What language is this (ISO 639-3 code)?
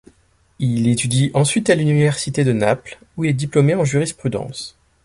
fra